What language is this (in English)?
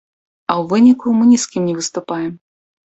Belarusian